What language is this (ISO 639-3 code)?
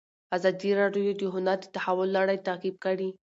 pus